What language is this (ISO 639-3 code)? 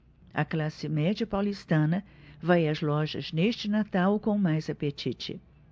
por